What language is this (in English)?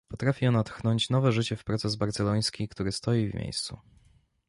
Polish